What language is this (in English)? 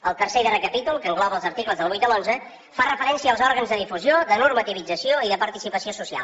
Catalan